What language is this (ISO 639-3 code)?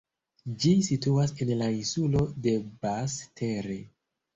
epo